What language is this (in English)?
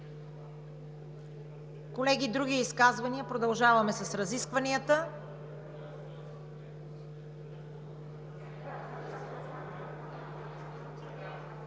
Bulgarian